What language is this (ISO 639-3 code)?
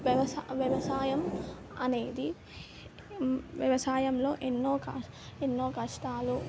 tel